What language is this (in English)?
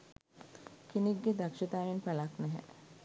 Sinhala